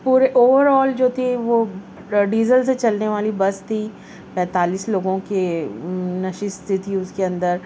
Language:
Urdu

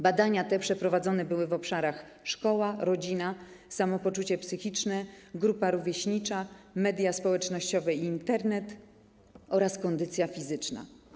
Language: Polish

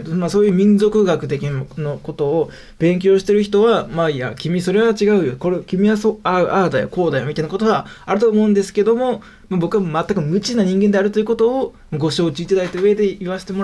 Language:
Japanese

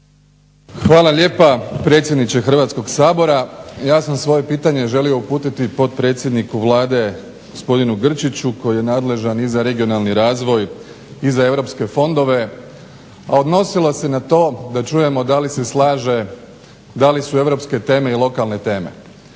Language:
Croatian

